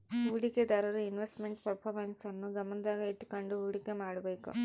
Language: Kannada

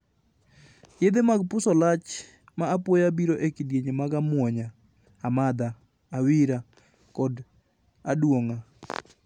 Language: Luo (Kenya and Tanzania)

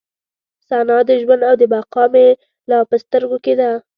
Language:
Pashto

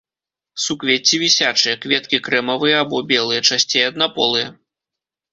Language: Belarusian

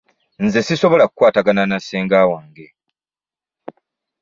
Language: Ganda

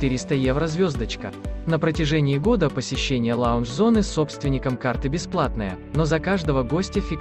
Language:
Russian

